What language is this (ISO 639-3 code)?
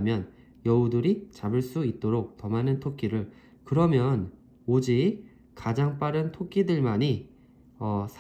kor